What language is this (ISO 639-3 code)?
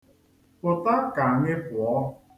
ibo